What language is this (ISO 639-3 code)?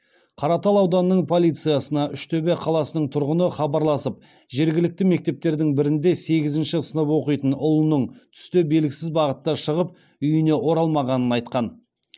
kaz